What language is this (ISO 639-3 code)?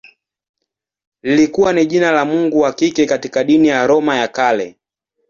swa